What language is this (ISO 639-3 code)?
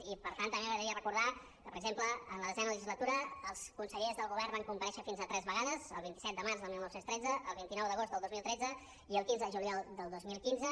cat